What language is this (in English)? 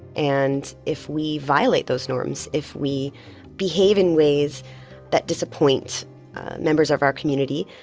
English